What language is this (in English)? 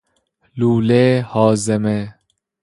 Persian